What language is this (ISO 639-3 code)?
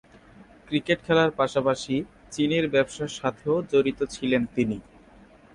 ben